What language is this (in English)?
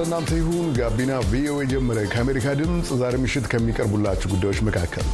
Amharic